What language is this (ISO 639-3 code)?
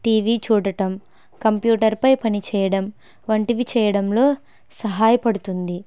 tel